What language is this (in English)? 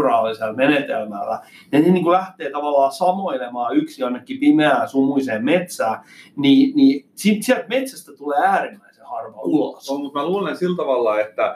Finnish